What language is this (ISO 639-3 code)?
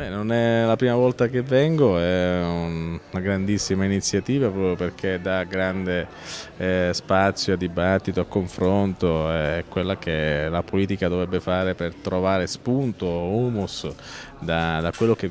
ita